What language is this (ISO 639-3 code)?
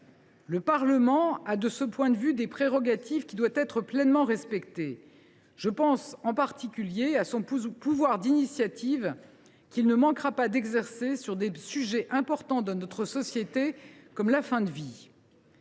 fra